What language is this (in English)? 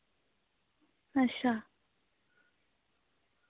Dogri